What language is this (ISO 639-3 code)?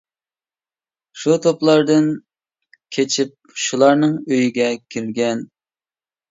uig